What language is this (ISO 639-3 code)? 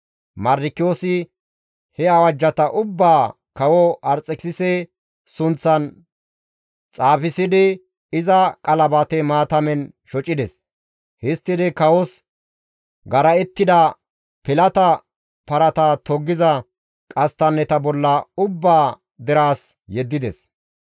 gmv